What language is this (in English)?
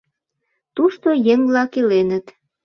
Mari